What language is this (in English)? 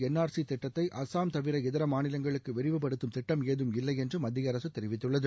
Tamil